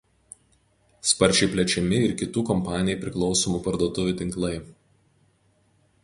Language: Lithuanian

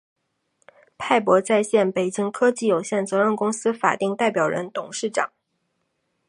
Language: Chinese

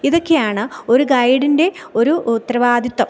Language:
Malayalam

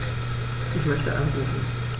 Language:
German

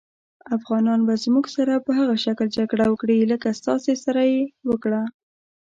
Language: Pashto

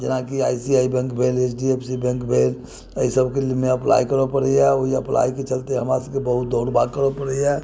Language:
Maithili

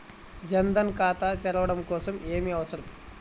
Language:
Telugu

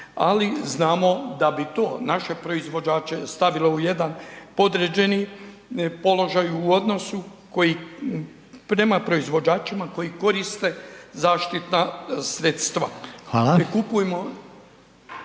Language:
Croatian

